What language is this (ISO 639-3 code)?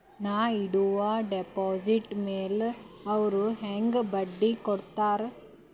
kan